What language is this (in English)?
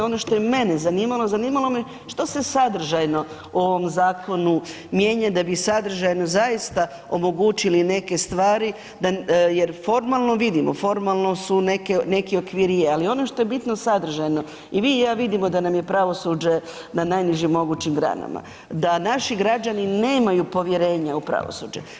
Croatian